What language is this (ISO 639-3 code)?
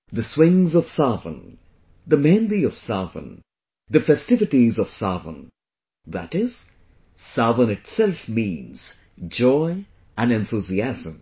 eng